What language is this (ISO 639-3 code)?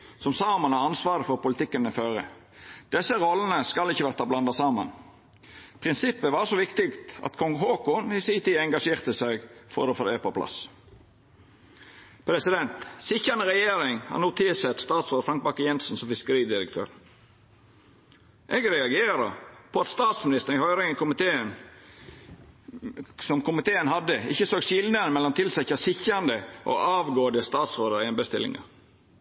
nno